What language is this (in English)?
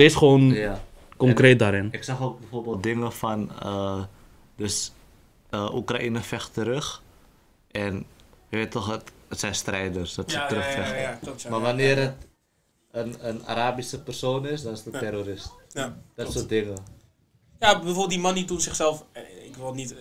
Dutch